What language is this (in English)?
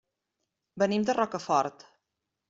Catalan